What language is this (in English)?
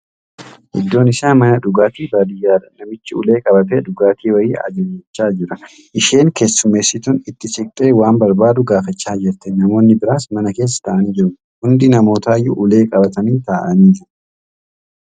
Oromo